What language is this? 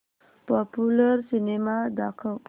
Marathi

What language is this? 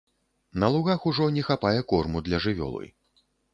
Belarusian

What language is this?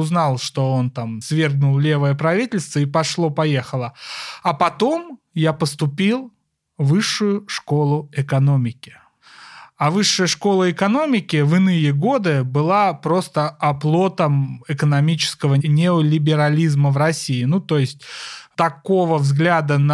Russian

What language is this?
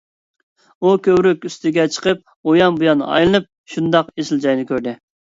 Uyghur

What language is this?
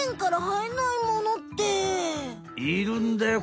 Japanese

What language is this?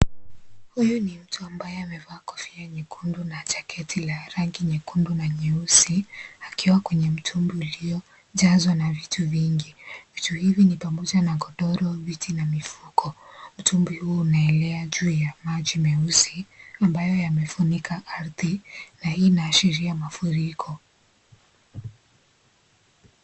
Swahili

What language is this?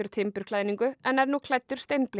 Icelandic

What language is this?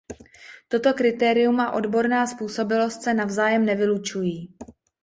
Czech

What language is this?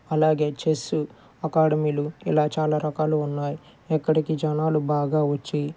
Telugu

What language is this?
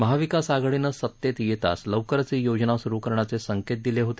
Marathi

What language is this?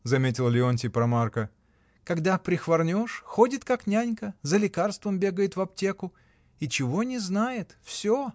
Russian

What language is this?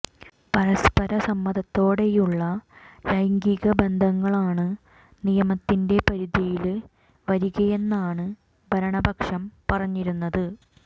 Malayalam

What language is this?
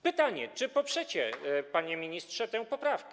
Polish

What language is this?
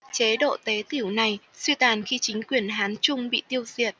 Vietnamese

